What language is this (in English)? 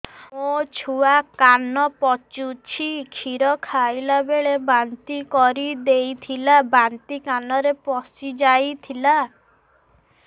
Odia